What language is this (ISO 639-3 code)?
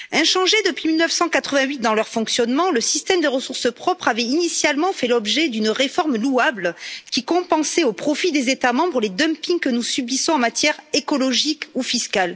fra